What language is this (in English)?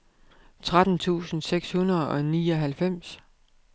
Danish